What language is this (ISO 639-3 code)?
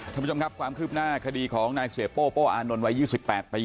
tha